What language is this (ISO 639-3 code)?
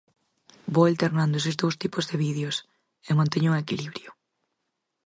glg